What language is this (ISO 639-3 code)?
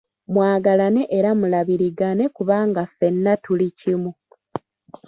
lug